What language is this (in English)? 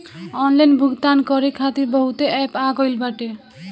Bhojpuri